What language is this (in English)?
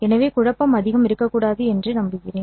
Tamil